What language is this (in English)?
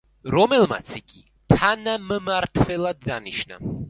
Georgian